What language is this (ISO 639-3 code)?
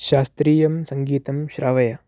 san